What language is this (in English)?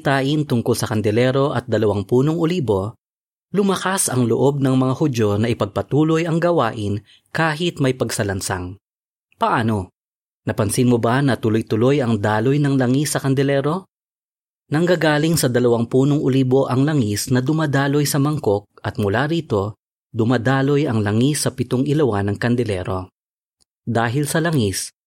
Filipino